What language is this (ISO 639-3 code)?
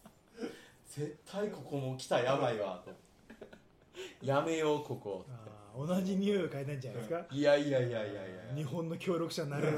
jpn